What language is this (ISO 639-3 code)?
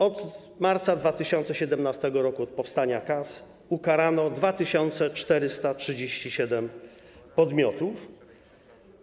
pol